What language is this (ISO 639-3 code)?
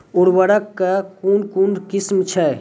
mai